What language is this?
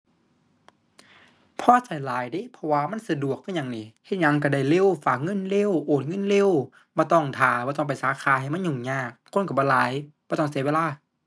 Thai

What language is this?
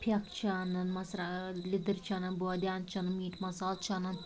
Kashmiri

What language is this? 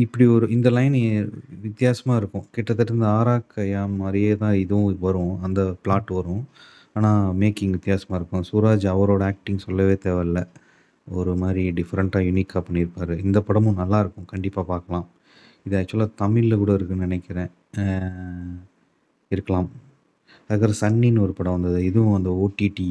Tamil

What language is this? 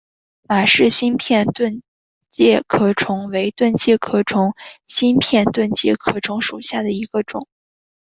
Chinese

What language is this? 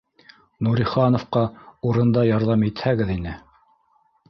Bashkir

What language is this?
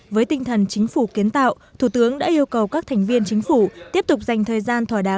Vietnamese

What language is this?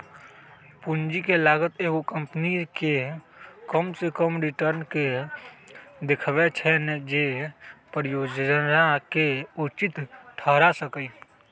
Magahi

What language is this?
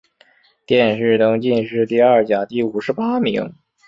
Chinese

